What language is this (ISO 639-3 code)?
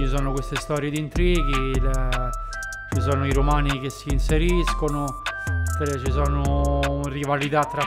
ita